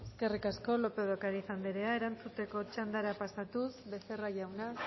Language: Basque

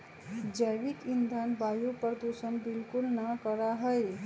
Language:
Magahi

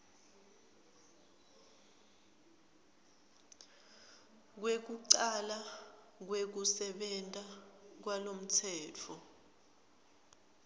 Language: Swati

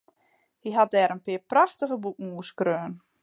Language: Western Frisian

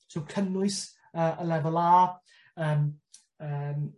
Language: Welsh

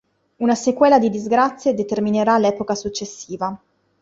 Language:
Italian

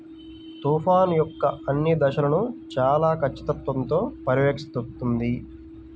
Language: Telugu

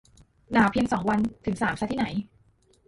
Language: Thai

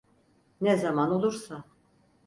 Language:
Turkish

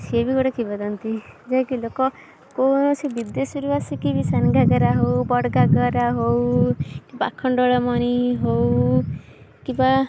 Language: Odia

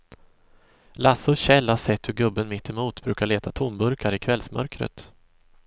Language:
Swedish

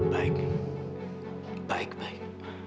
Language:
Indonesian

